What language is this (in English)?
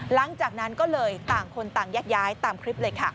Thai